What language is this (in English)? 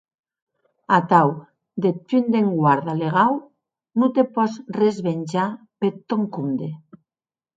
Occitan